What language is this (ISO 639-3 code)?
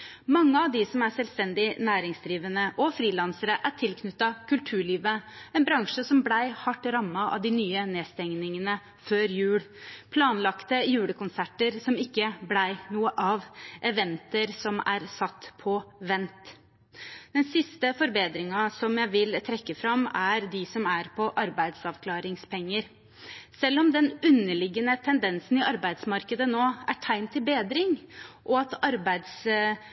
nob